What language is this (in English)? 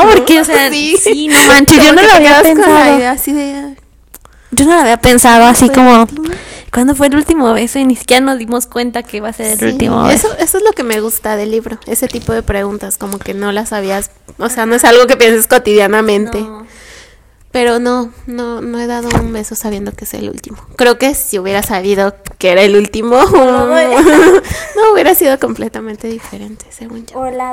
Spanish